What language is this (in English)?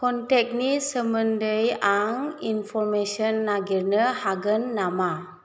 Bodo